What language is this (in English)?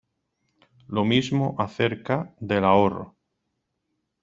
Spanish